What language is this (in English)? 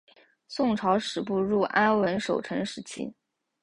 Chinese